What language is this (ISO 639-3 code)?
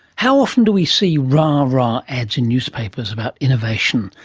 eng